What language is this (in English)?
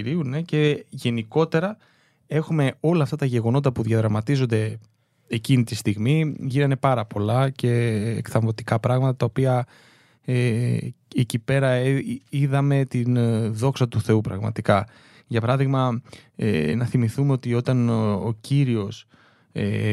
Greek